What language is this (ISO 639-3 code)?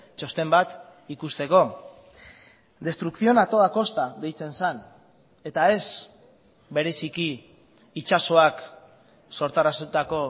eus